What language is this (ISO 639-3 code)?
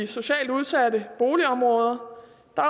dan